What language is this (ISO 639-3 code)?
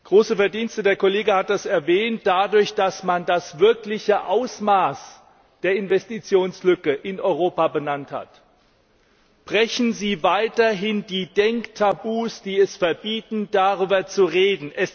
deu